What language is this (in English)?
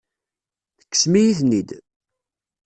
Kabyle